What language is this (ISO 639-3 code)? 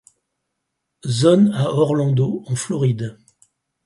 fra